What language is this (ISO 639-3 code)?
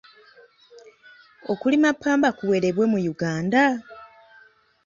lug